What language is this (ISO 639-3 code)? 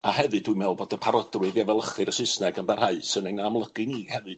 cym